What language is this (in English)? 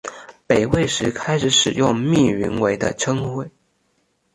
Chinese